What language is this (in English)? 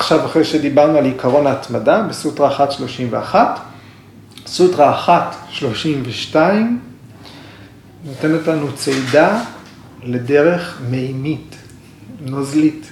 Hebrew